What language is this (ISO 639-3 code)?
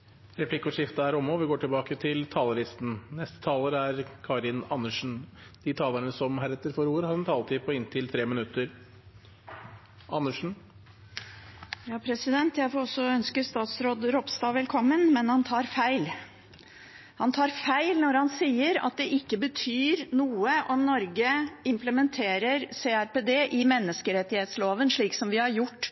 nob